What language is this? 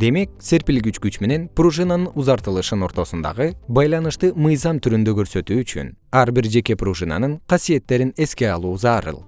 Kyrgyz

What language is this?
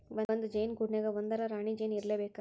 Kannada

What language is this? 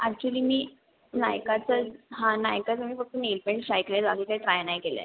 Marathi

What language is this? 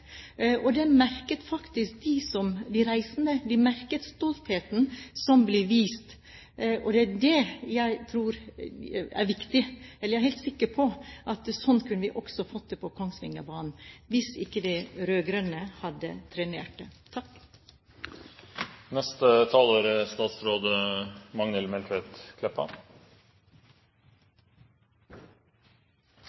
Norwegian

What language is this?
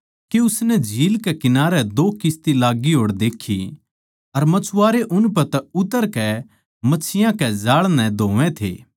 Haryanvi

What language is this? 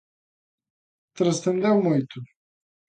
Galician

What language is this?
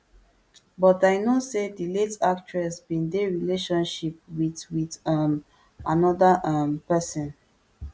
Nigerian Pidgin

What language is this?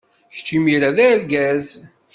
Kabyle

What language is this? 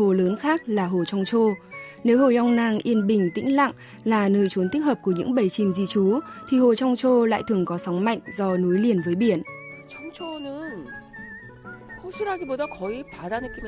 Vietnamese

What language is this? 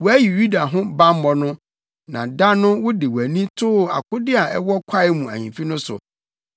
Akan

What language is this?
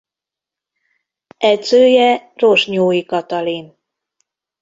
Hungarian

